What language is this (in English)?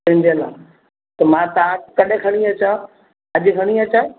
Sindhi